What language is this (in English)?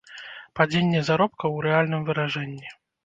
Belarusian